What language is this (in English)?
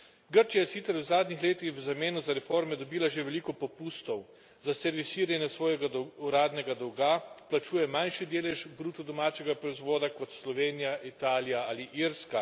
Slovenian